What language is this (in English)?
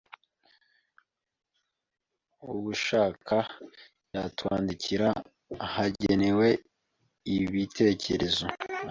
Kinyarwanda